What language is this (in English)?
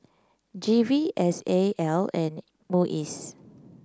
English